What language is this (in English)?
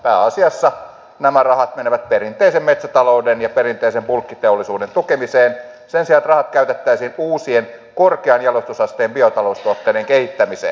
Finnish